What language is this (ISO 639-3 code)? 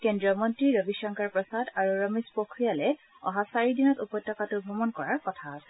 asm